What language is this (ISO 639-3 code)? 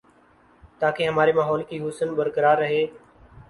urd